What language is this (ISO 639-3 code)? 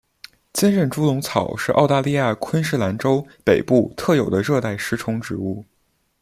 zho